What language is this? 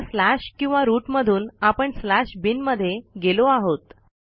Marathi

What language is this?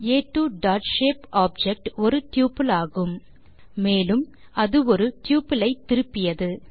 Tamil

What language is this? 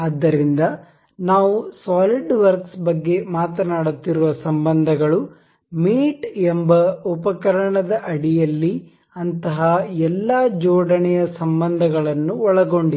Kannada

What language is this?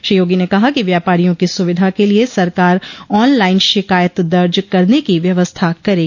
Hindi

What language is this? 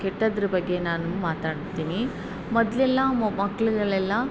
Kannada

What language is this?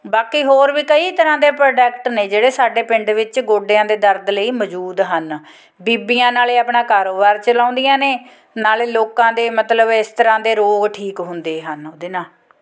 Punjabi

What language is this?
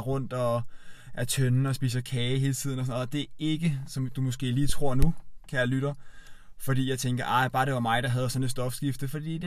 Danish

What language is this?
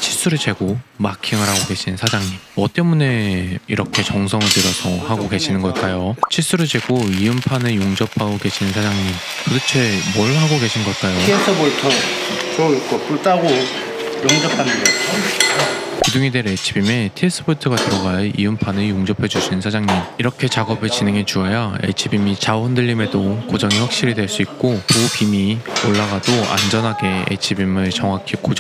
Korean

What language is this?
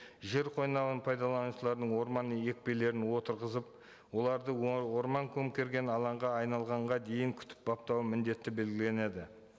Kazakh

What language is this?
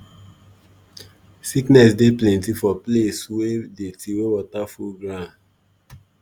Nigerian Pidgin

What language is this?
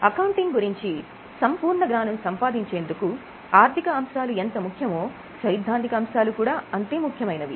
Telugu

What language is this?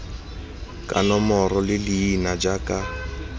Tswana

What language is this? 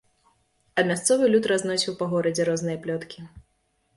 Belarusian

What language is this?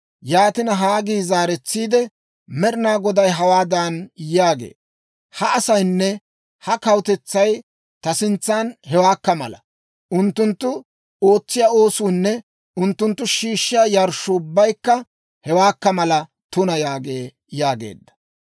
Dawro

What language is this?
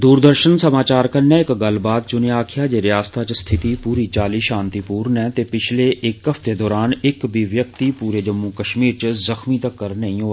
Dogri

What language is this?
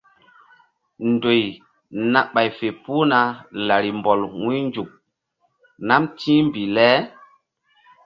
Mbum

